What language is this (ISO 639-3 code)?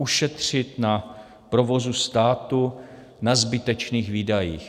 ces